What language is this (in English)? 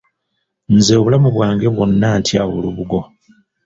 Ganda